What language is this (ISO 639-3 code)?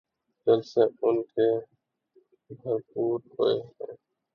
urd